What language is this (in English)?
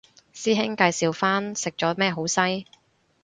Cantonese